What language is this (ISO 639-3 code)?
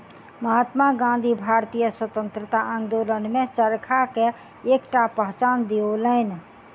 mai